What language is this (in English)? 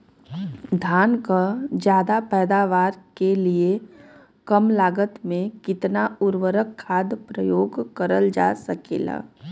Bhojpuri